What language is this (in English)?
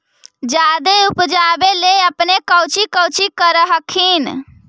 Magahi